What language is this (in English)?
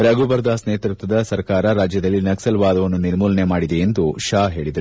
Kannada